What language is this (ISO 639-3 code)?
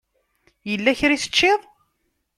kab